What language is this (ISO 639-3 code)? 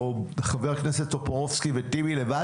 heb